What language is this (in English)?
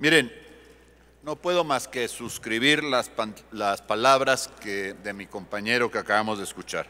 Spanish